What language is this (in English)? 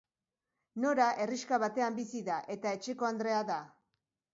Basque